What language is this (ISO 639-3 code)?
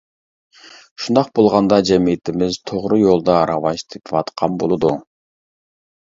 uig